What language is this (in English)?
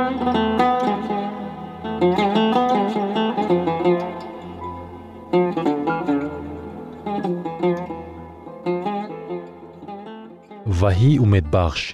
Persian